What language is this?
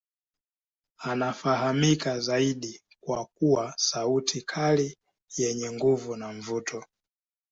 Swahili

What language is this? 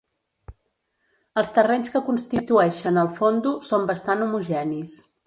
Catalan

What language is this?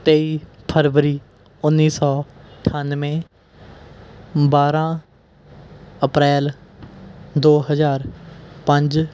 Punjabi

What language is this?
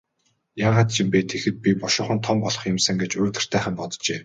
Mongolian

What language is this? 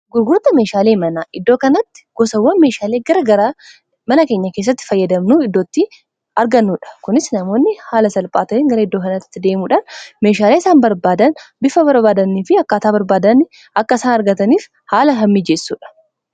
Oromo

